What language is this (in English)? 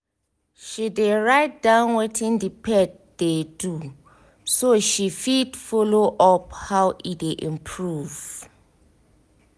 Nigerian Pidgin